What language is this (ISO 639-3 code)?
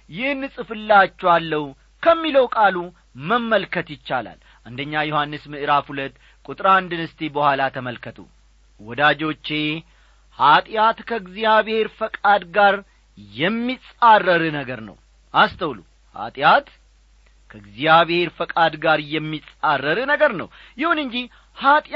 amh